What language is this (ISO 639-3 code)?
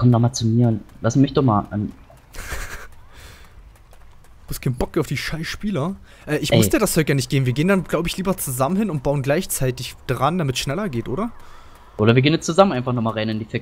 deu